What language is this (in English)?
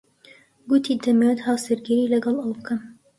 Central Kurdish